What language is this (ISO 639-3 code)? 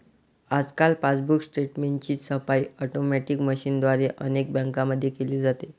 mar